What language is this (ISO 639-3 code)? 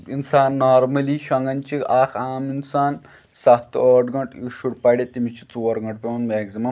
kas